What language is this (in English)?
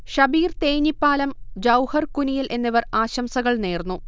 Malayalam